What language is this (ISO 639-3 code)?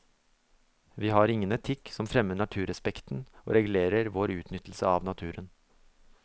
nor